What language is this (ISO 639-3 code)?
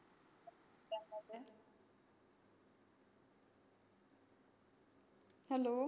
mar